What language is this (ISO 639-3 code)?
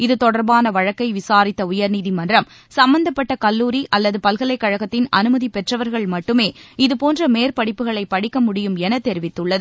tam